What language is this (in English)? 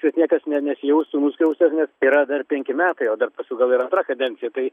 Lithuanian